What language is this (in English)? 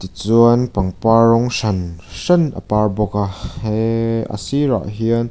Mizo